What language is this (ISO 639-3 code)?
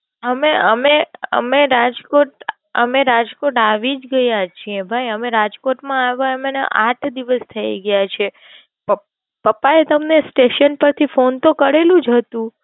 guj